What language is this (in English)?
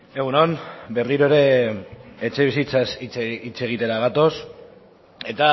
Basque